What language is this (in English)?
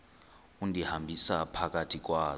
Xhosa